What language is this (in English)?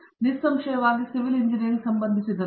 Kannada